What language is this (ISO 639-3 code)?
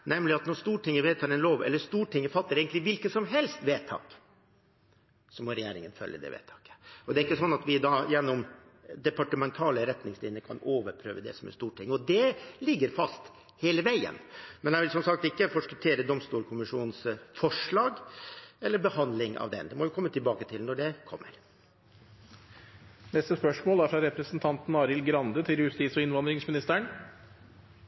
nor